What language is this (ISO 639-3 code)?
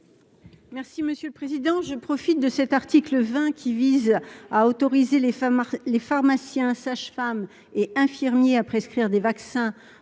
fra